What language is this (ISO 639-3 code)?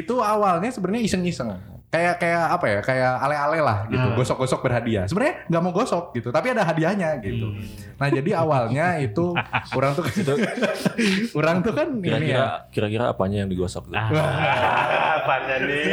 ind